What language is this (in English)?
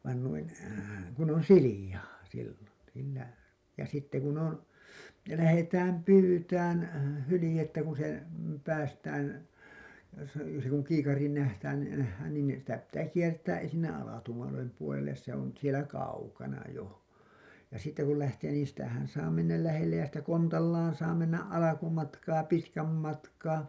Finnish